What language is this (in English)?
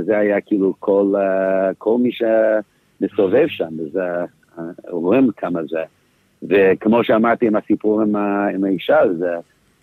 Hebrew